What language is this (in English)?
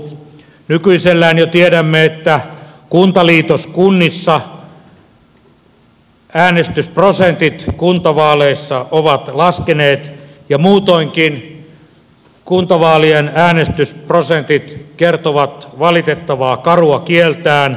Finnish